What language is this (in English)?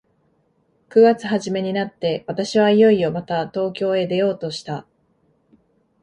Japanese